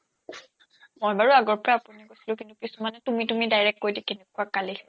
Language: Assamese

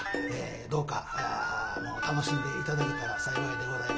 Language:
Japanese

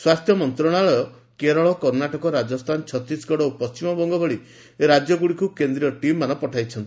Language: Odia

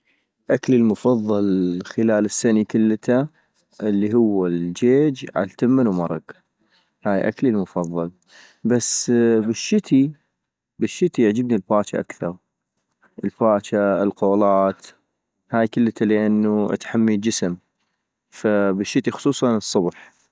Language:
North Mesopotamian Arabic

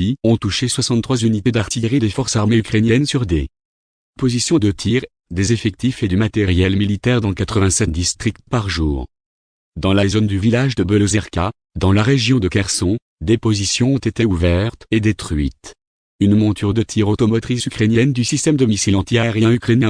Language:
French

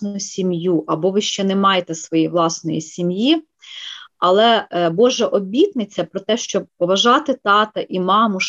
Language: Ukrainian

